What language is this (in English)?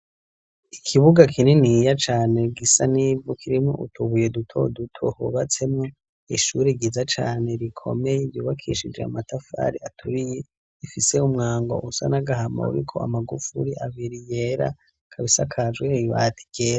Rundi